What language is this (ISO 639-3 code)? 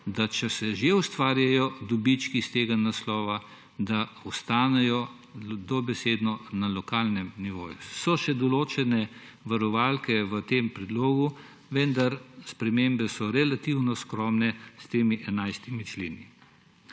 slv